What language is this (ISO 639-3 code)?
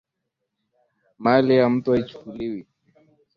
swa